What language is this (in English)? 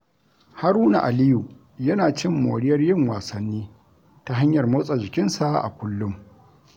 Hausa